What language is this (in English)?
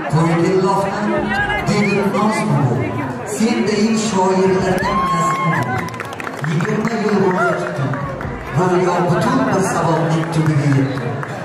Turkish